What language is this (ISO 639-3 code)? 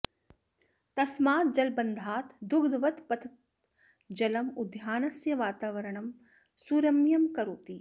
san